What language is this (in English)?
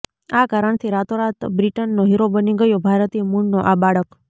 Gujarati